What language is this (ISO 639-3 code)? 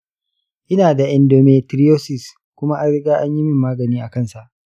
hau